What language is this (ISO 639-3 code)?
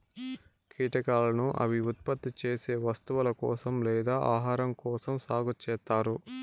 tel